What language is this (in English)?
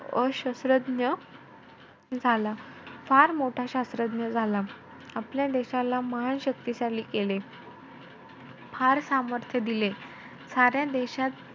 Marathi